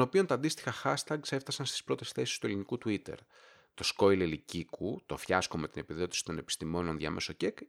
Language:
Greek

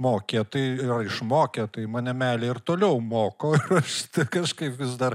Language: Lithuanian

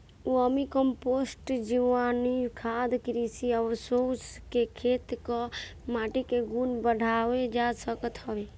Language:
Bhojpuri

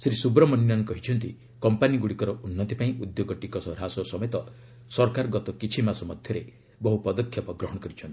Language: Odia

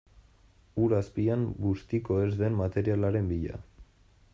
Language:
Basque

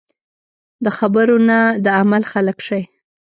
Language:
Pashto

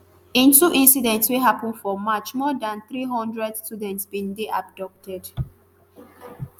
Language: Nigerian Pidgin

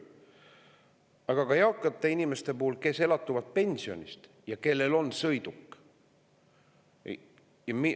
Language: Estonian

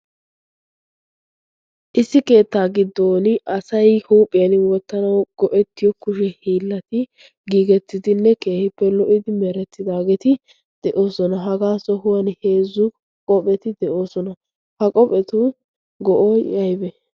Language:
Wolaytta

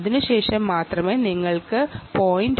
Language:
Malayalam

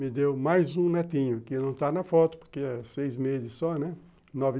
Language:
Portuguese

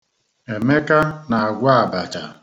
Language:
Igbo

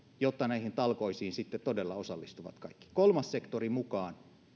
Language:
Finnish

